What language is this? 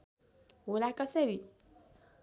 Nepali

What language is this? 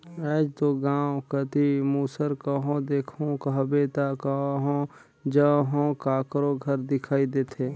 Chhattisgarhi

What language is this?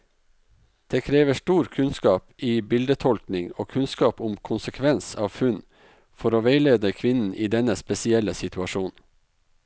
Norwegian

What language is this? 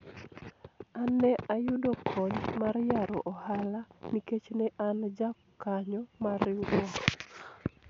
Luo (Kenya and Tanzania)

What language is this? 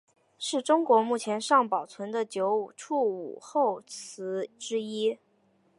Chinese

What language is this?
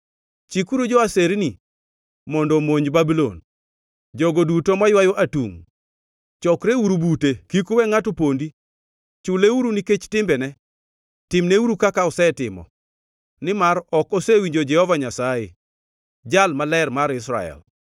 Luo (Kenya and Tanzania)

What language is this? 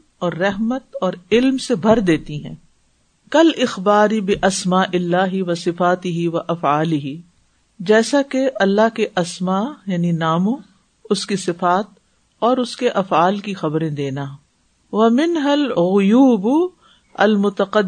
Urdu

